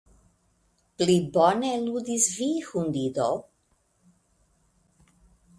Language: Esperanto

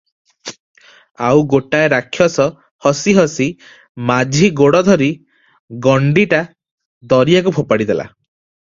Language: Odia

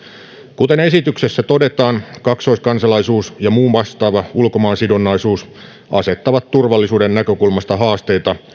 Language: Finnish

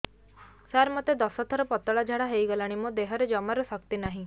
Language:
Odia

